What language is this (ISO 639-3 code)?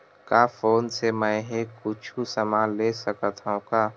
hne